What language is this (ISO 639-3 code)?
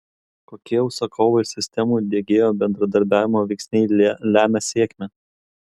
lit